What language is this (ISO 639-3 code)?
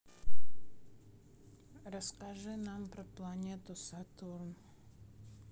rus